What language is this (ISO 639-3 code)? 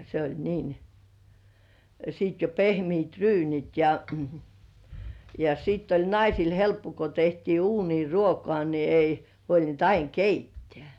fin